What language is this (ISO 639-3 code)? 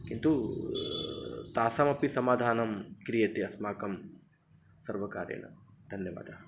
san